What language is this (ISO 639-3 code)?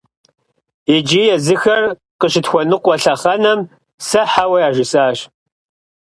kbd